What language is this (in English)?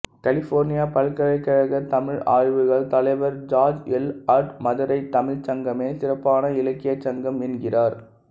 Tamil